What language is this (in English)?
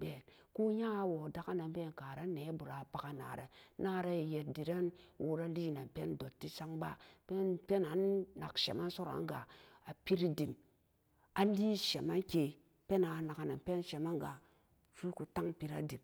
Samba Daka